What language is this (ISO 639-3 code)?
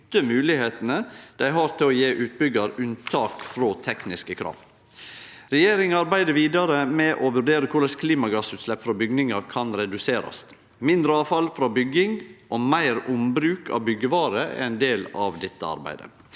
nor